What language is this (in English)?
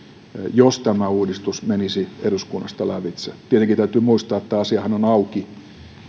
Finnish